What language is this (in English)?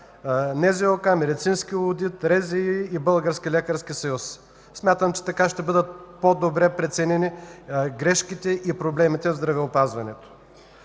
Bulgarian